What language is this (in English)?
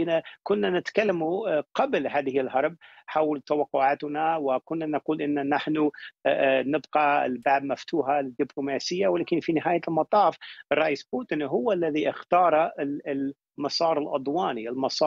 Arabic